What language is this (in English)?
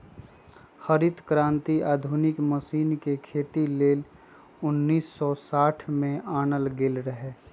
Magahi